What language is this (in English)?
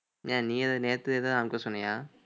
Tamil